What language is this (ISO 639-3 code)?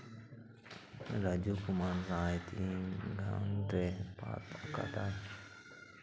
sat